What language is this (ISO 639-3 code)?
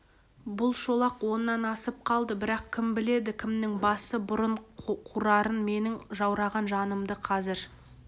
kaz